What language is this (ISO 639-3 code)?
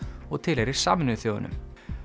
isl